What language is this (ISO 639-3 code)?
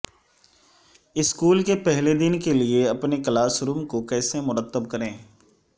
urd